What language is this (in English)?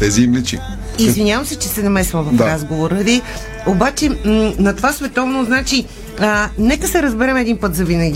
Bulgarian